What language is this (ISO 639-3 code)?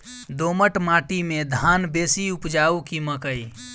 mai